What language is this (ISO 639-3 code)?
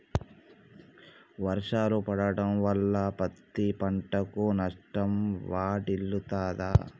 tel